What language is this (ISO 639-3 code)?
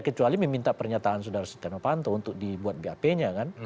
ind